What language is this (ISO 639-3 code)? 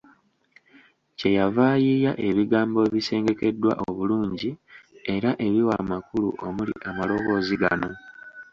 lug